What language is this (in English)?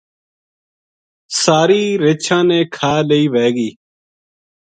Gujari